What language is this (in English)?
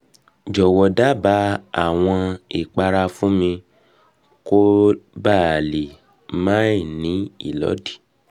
Yoruba